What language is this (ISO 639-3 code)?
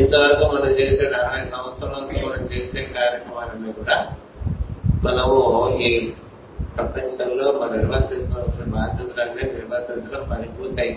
tel